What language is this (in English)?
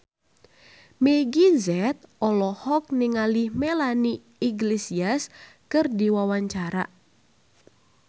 Sundanese